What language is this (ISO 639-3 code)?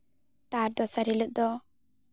sat